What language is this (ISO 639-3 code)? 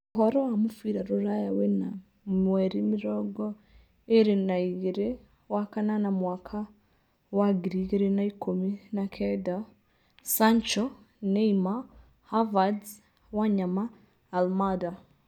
kik